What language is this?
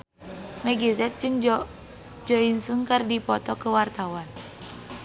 Sundanese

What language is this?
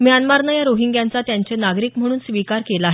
Marathi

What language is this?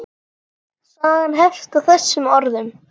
Icelandic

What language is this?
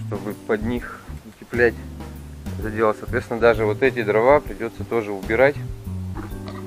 Russian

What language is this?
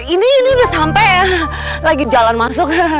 Indonesian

